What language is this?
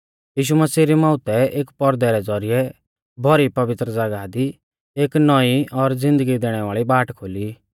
Mahasu Pahari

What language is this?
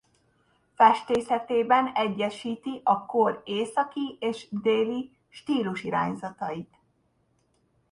Hungarian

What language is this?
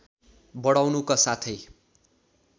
Nepali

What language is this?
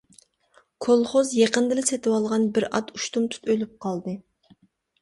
Uyghur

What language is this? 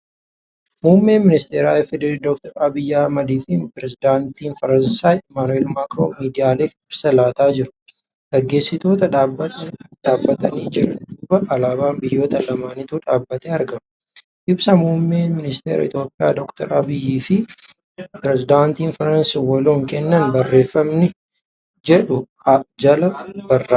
Oromo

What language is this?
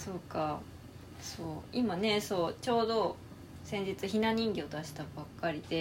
Japanese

